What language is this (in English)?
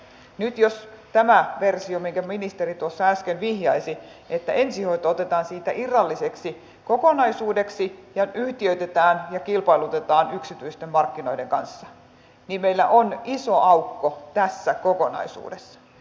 Finnish